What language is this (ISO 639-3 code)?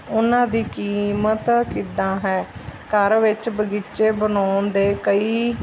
pan